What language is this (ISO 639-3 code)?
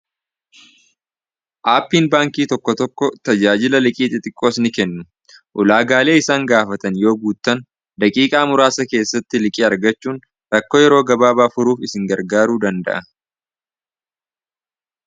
orm